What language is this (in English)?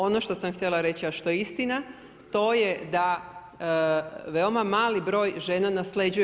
Croatian